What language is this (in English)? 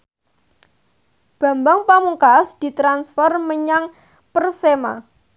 Javanese